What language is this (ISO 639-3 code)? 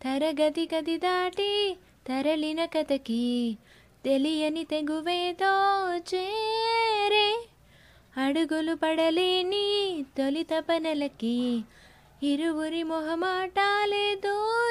tel